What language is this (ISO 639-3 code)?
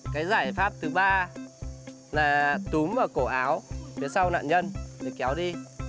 vie